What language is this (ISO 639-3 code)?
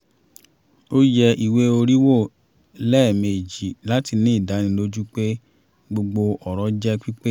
yor